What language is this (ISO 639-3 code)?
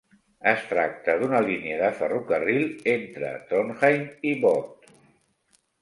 cat